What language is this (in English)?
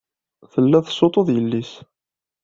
Kabyle